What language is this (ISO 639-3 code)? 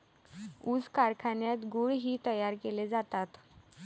mar